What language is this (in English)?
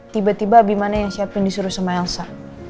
Indonesian